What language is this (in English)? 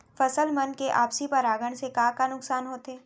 Chhattisgarhi